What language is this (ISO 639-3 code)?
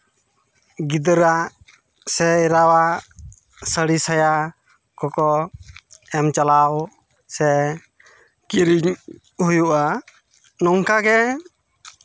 sat